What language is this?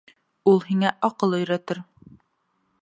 Bashkir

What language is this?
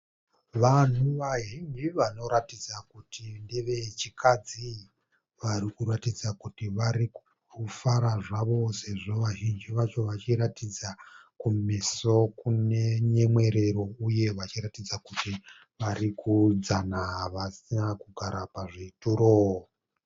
Shona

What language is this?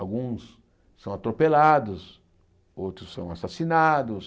Portuguese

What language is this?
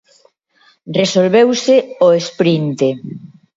Galician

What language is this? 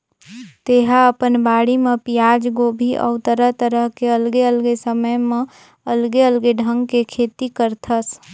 Chhattisgarhi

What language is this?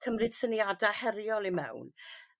Welsh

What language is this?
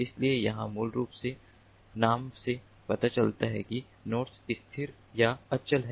Hindi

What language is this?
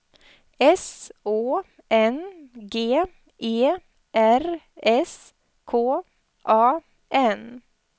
Swedish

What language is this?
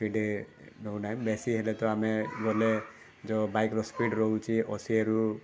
Odia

